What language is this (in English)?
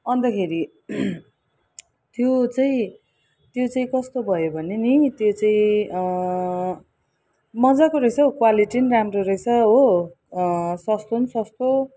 Nepali